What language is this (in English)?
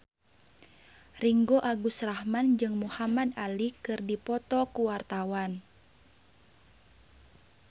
Sundanese